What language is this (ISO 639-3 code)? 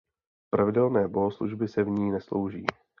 ces